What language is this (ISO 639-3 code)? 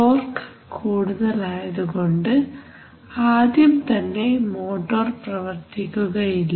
mal